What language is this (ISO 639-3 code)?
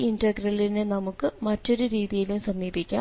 mal